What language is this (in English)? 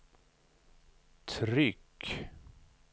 Swedish